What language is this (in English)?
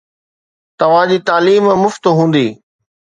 Sindhi